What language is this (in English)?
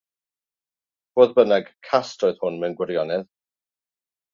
Welsh